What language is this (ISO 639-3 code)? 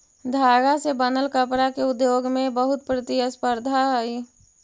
mag